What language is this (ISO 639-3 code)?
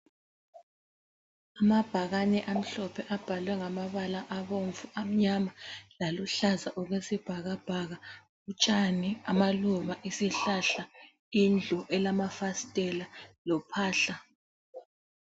nde